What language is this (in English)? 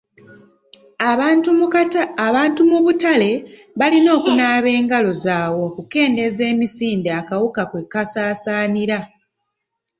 Ganda